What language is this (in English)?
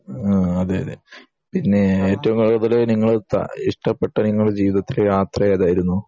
Malayalam